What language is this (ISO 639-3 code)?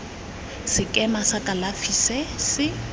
tsn